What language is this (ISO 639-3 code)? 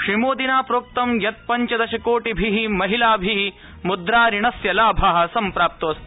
san